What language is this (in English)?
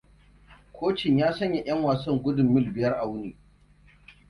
Hausa